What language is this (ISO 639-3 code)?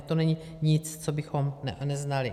ces